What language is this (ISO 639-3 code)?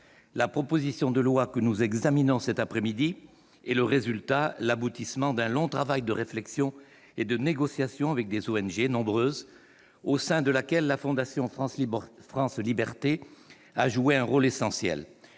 fra